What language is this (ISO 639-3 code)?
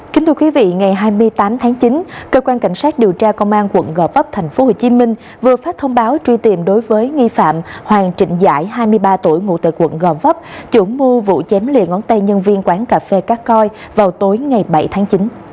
vie